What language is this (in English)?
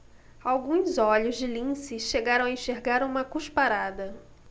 Portuguese